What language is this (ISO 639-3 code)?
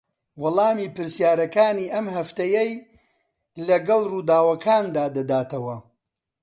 ckb